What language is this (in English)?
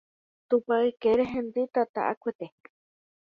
Guarani